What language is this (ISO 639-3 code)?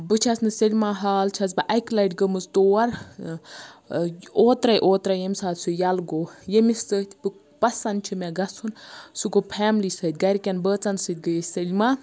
kas